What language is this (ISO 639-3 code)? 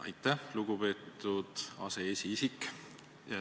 est